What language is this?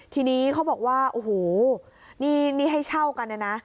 Thai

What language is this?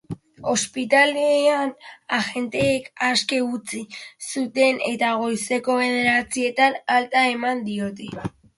Basque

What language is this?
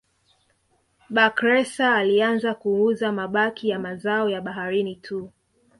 Swahili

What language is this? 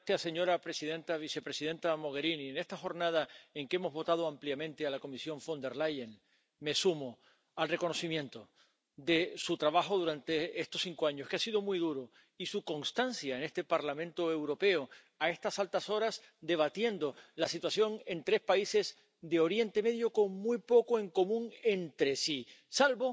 Spanish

